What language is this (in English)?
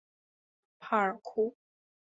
Chinese